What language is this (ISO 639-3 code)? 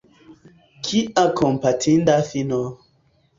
epo